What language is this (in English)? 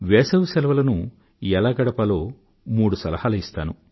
Telugu